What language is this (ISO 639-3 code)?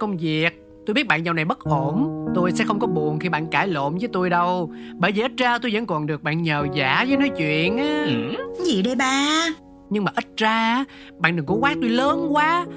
vie